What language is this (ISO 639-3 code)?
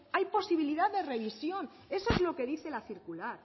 spa